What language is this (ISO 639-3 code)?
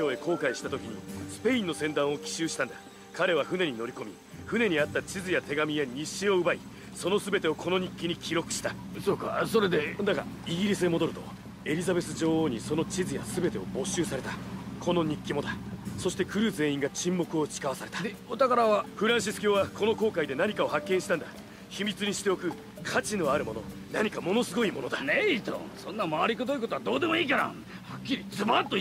jpn